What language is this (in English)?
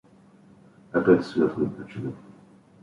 Russian